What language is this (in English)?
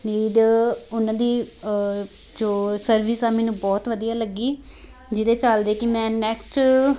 Punjabi